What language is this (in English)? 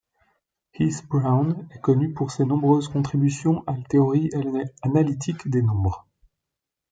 French